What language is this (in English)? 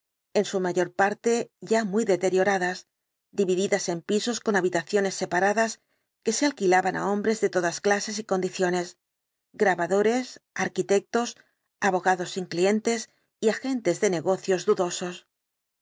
Spanish